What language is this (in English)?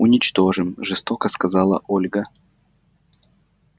Russian